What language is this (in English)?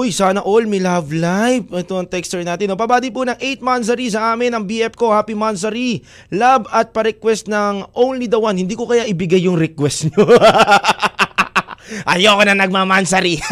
Filipino